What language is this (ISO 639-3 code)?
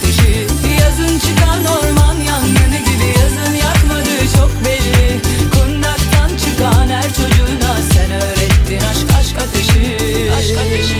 tur